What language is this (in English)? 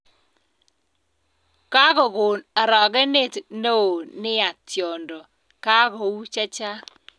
Kalenjin